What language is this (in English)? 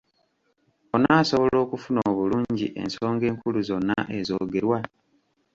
Ganda